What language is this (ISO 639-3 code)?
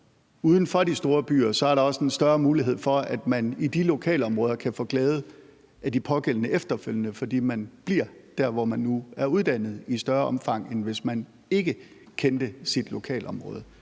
dan